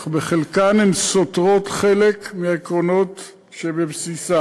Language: Hebrew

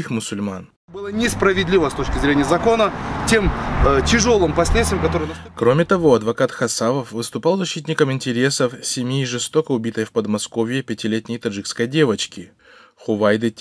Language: Russian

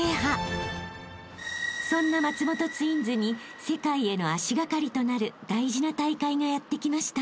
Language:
Japanese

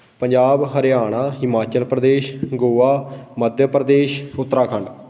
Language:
Punjabi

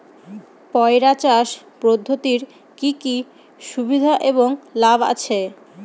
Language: Bangla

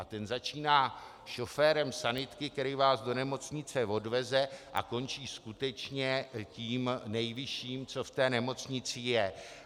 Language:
Czech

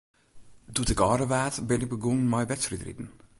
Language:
Western Frisian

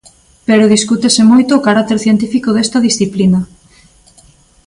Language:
Galician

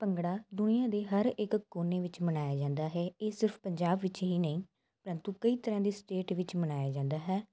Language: Punjabi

